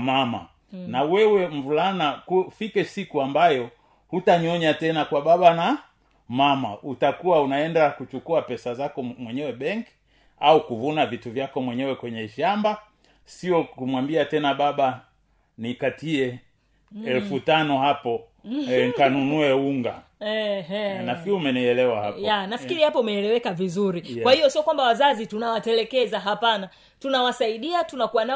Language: Swahili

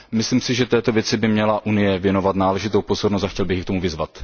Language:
Czech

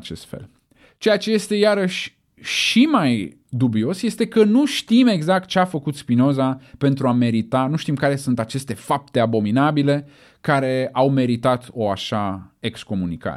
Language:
Romanian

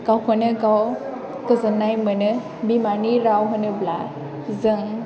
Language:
Bodo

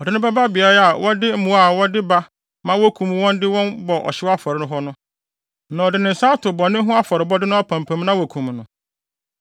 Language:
Akan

